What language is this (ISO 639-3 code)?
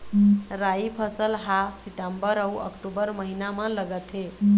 hne